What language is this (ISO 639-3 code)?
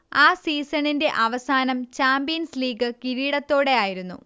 mal